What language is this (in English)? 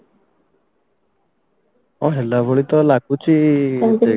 Odia